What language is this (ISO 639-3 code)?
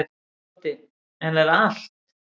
isl